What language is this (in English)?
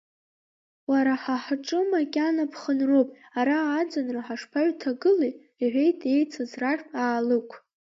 Abkhazian